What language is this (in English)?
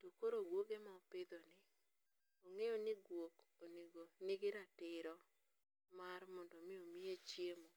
Luo (Kenya and Tanzania)